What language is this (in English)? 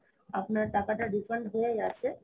Bangla